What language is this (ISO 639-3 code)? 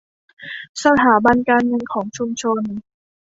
tha